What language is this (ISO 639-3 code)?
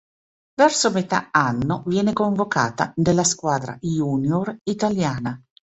ita